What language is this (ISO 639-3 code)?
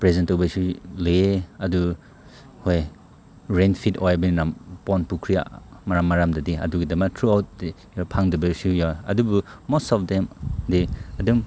mni